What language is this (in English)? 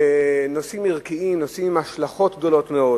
Hebrew